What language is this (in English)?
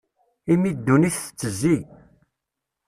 Kabyle